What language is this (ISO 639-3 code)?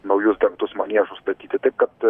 lit